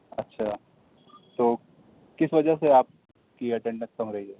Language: Urdu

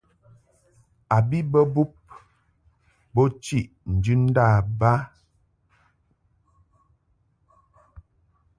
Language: Mungaka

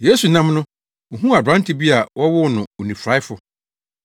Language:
Akan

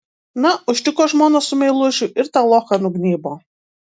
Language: Lithuanian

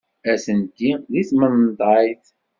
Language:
Kabyle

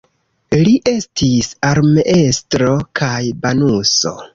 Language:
Esperanto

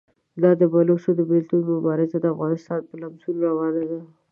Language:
Pashto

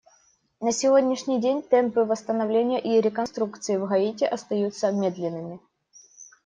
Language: Russian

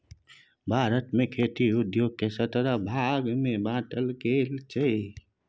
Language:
Maithili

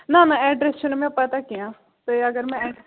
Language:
Kashmiri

